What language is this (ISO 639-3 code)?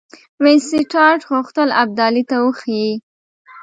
pus